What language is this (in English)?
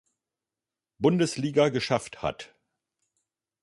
German